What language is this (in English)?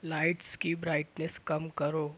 Urdu